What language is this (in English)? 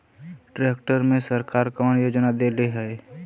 Bhojpuri